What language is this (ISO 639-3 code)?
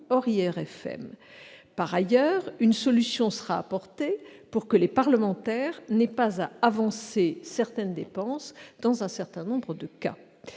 fra